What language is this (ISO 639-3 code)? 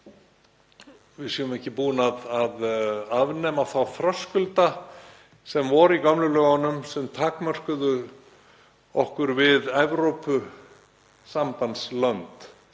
isl